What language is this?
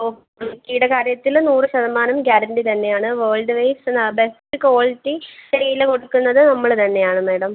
Malayalam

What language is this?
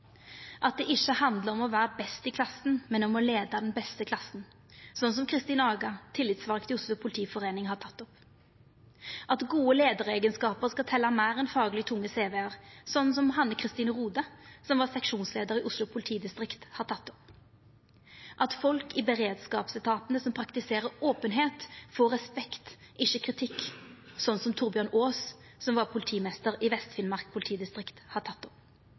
Norwegian Nynorsk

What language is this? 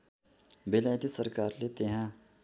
Nepali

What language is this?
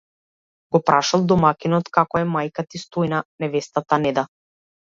Macedonian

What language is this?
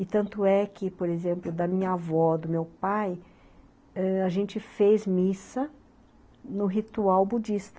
Portuguese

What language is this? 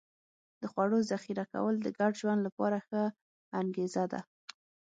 Pashto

